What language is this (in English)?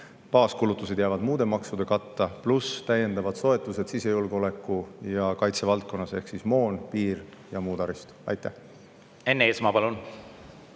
Estonian